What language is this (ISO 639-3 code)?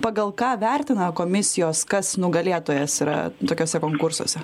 lit